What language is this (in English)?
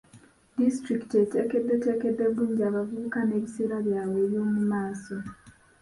Ganda